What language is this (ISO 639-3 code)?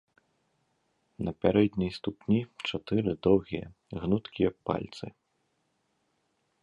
bel